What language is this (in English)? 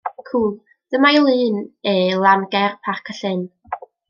Welsh